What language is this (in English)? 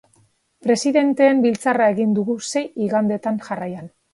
Basque